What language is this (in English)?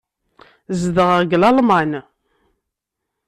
Kabyle